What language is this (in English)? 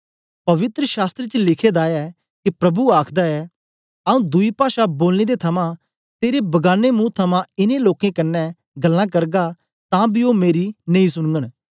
Dogri